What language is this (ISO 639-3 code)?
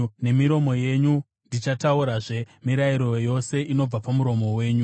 sna